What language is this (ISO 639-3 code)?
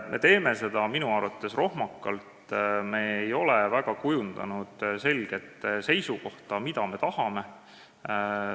est